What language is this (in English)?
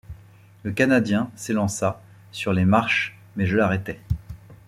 French